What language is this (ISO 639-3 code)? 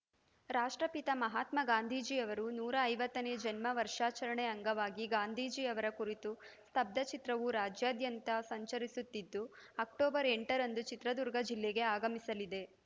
kan